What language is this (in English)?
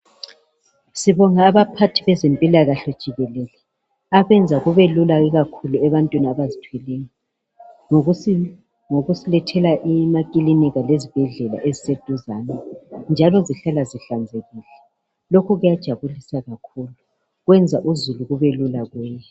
North Ndebele